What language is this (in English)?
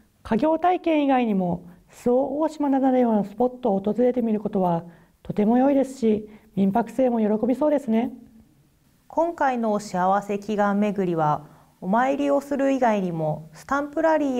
Japanese